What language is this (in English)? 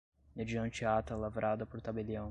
Portuguese